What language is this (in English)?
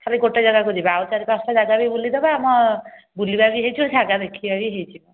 Odia